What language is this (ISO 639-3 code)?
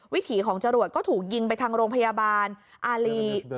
tha